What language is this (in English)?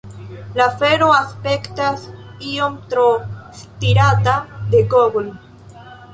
Esperanto